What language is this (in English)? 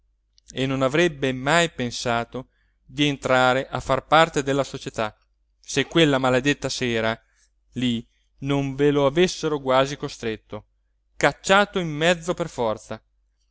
Italian